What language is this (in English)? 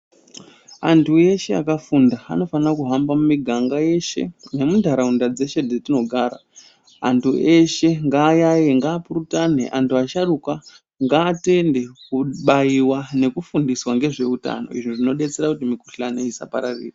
Ndau